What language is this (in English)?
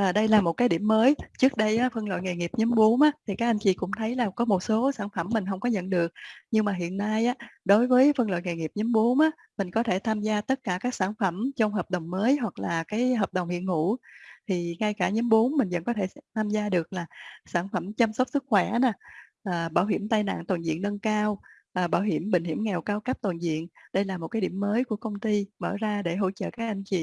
Vietnamese